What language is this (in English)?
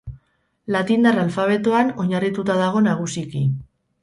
Basque